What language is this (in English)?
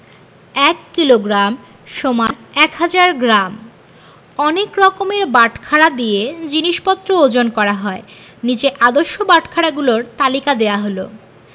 Bangla